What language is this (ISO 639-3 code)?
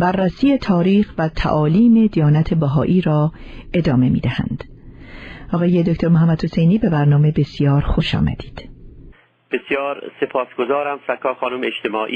fas